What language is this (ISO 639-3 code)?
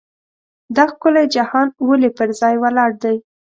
pus